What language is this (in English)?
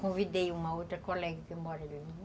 Portuguese